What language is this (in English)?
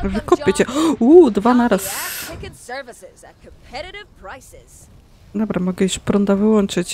Polish